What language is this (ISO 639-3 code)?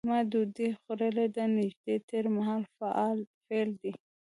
pus